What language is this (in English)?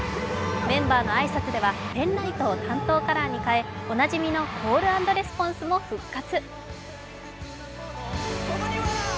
Japanese